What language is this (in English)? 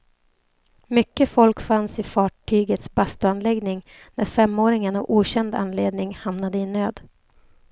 Swedish